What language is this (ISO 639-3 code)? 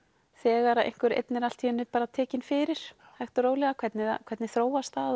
isl